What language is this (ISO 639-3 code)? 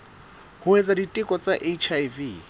sot